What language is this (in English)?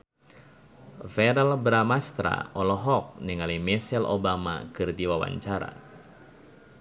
Sundanese